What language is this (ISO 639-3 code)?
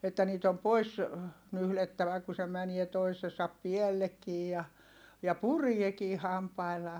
fin